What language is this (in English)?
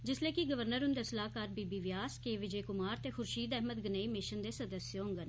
Dogri